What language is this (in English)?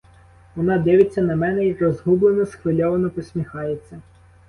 Ukrainian